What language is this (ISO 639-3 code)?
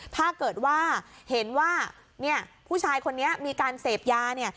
tha